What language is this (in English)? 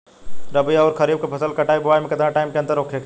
Bhojpuri